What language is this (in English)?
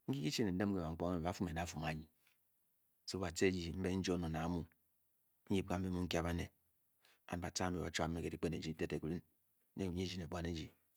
Bokyi